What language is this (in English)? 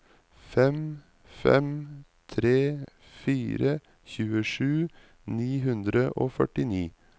Norwegian